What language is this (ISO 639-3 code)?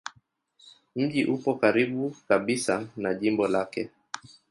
swa